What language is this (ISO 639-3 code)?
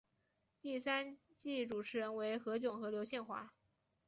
zho